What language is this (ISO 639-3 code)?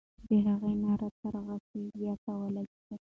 pus